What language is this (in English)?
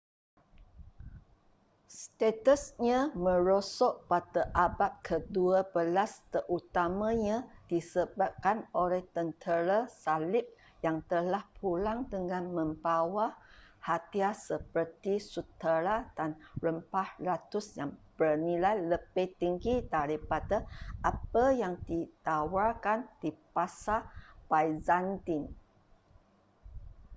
Malay